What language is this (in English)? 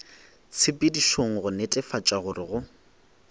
Northern Sotho